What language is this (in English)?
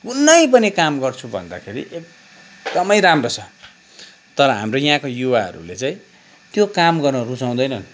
Nepali